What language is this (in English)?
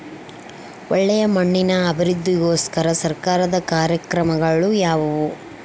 Kannada